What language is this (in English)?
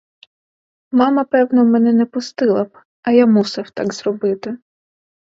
Ukrainian